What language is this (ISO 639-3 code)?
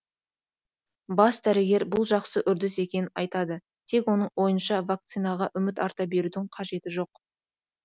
kaz